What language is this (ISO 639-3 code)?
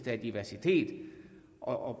dan